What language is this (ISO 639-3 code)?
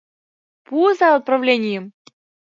chm